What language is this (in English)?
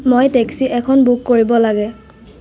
Assamese